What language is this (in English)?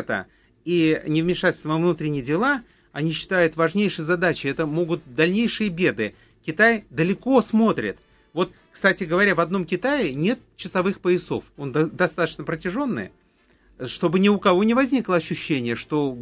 Russian